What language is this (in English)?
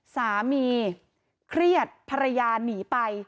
Thai